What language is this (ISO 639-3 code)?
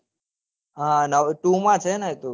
guj